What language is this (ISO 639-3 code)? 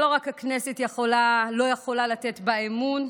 heb